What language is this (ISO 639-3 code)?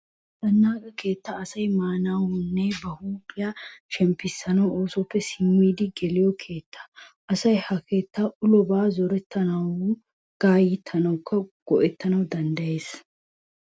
wal